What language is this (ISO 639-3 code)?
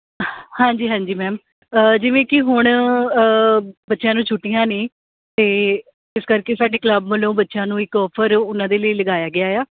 pan